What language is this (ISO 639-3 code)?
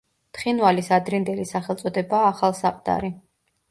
kat